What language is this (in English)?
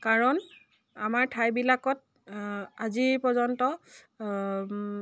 Assamese